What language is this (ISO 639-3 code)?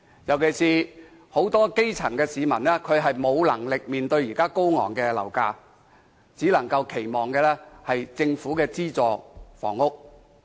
yue